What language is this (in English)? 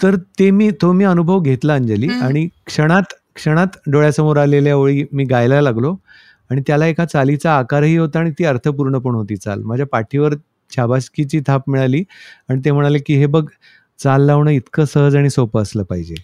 Marathi